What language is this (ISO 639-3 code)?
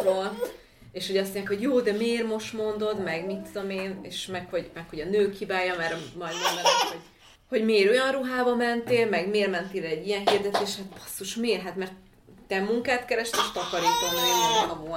hun